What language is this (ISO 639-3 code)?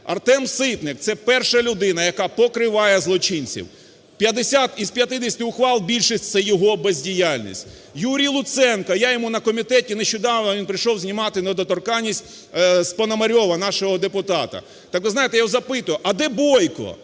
ukr